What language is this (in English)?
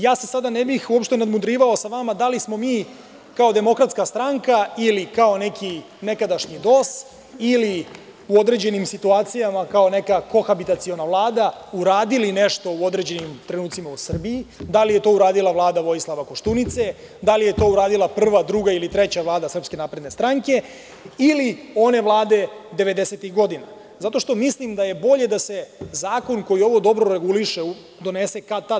Serbian